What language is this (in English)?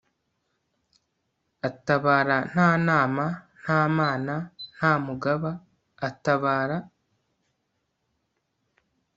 Kinyarwanda